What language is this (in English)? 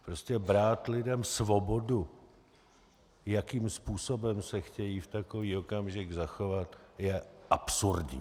Czech